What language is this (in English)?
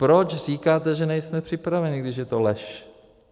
Czech